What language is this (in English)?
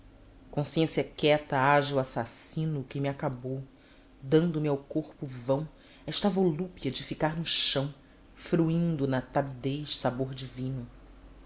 Portuguese